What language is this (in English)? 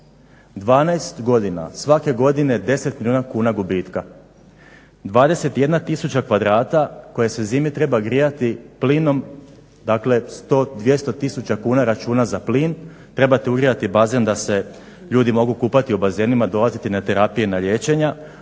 Croatian